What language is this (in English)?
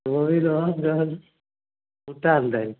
Maithili